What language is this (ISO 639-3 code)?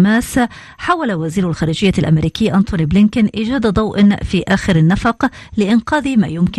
ara